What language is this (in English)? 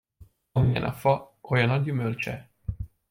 Hungarian